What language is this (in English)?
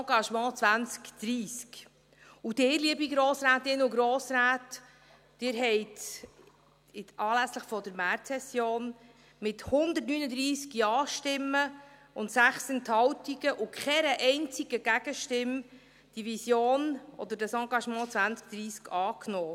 Swiss German